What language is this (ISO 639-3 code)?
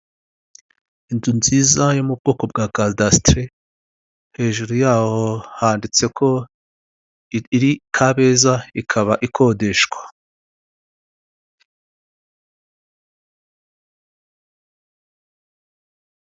kin